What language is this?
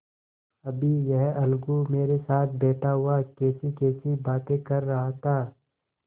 Hindi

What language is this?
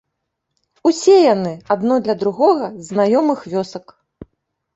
Belarusian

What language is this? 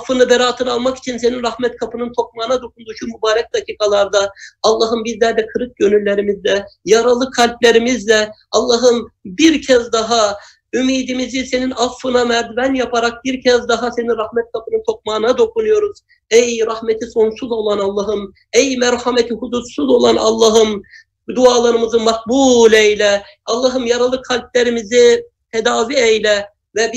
Turkish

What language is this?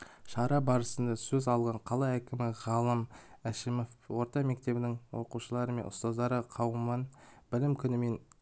Kazakh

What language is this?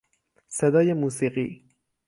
Persian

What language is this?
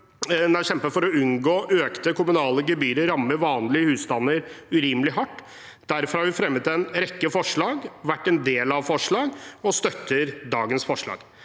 Norwegian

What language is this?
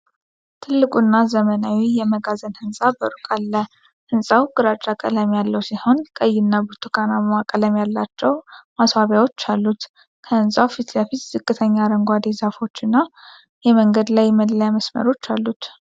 Amharic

